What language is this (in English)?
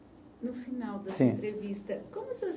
Portuguese